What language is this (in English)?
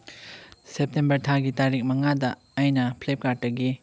Manipuri